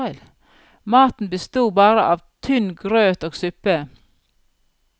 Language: Norwegian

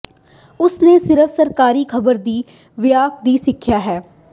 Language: Punjabi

